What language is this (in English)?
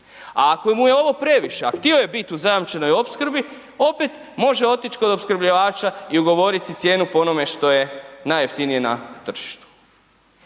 Croatian